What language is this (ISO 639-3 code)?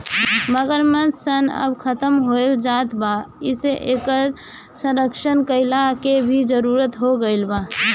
bho